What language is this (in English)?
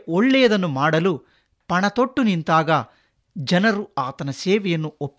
Kannada